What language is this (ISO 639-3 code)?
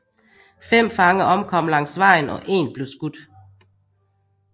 dan